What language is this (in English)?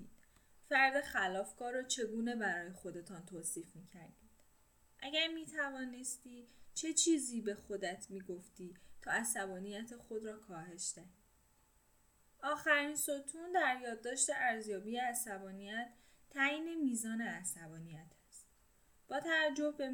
Persian